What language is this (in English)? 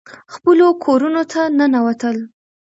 Pashto